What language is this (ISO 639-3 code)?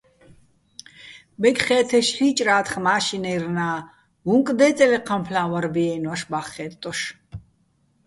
bbl